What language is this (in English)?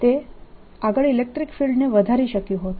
Gujarati